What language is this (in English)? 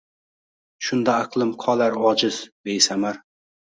Uzbek